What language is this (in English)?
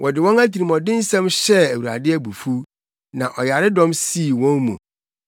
Akan